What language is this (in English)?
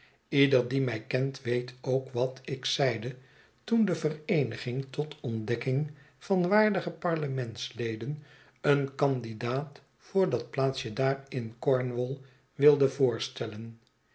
Dutch